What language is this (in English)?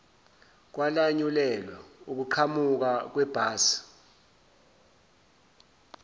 Zulu